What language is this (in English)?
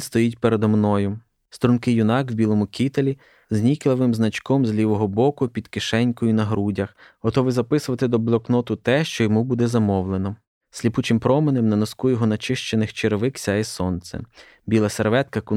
Ukrainian